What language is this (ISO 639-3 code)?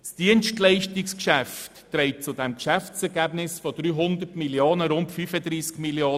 gsw